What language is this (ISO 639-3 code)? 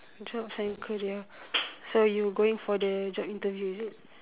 eng